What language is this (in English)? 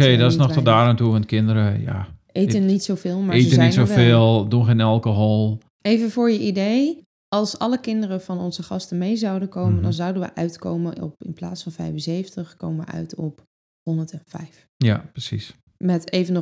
Dutch